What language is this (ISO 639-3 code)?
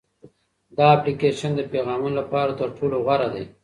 pus